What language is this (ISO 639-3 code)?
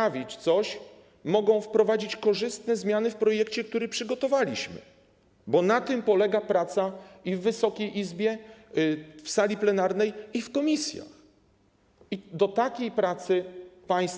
pol